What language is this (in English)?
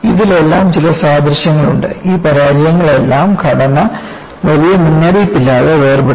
Malayalam